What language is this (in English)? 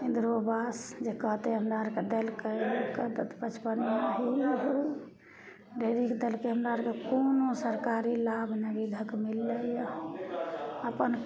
Maithili